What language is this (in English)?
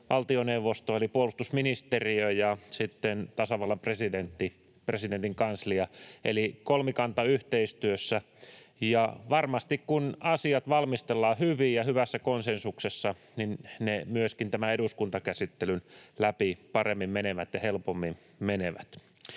Finnish